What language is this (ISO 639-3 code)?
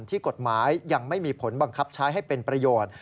tha